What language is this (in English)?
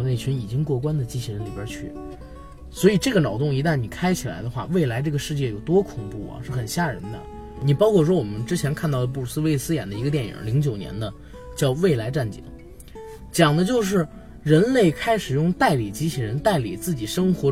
Chinese